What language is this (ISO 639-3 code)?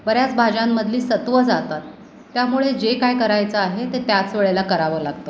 mar